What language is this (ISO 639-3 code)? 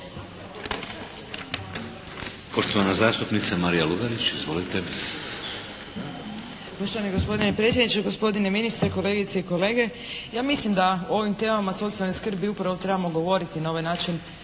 hrv